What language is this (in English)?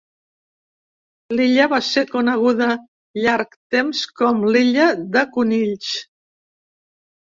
Catalan